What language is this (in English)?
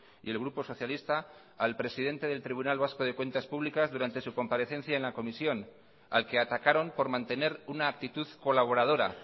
Spanish